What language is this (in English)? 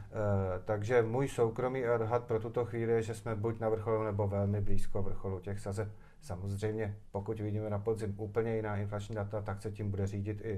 Czech